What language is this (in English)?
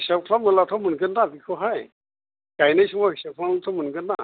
Bodo